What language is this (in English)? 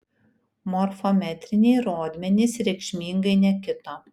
Lithuanian